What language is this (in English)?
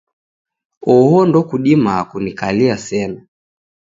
Taita